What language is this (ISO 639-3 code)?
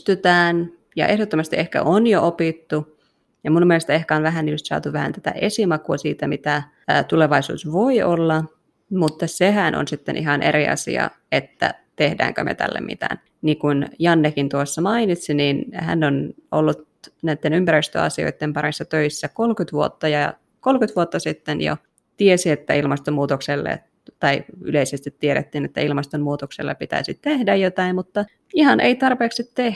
fin